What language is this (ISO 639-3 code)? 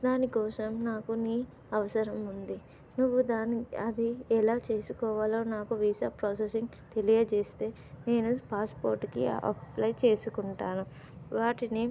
tel